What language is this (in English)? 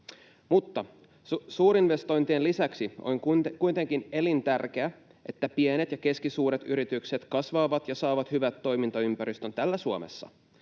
Finnish